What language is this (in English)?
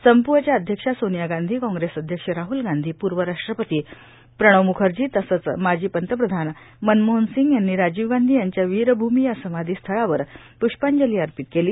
Marathi